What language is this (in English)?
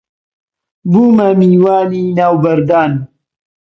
Central Kurdish